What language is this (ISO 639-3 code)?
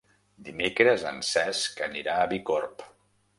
cat